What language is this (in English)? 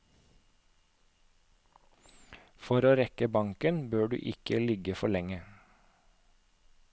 Norwegian